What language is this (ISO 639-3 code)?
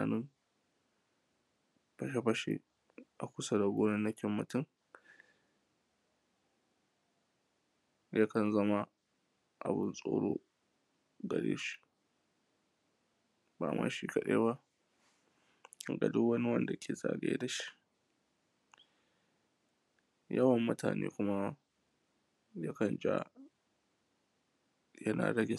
hau